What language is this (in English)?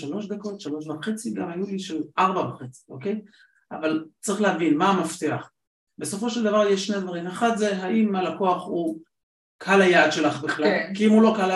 Hebrew